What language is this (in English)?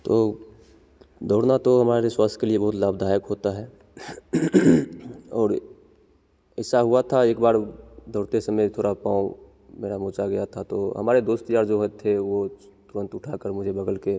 Hindi